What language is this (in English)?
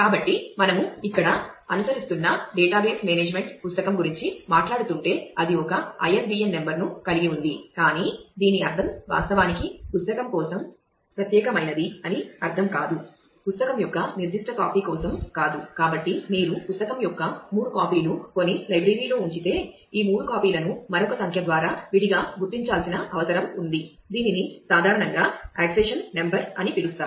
Telugu